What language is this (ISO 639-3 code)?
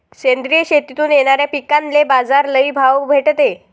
mar